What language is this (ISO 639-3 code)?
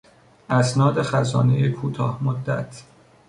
fas